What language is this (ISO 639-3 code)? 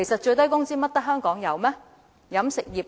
yue